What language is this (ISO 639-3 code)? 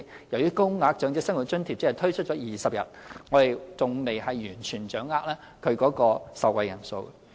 yue